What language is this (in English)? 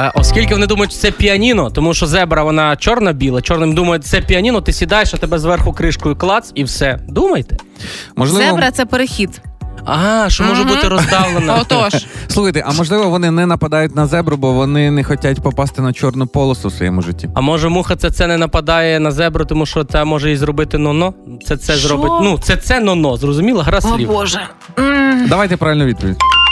Ukrainian